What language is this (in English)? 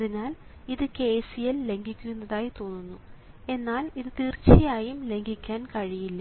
Malayalam